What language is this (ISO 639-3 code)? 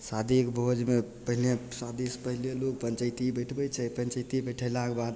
mai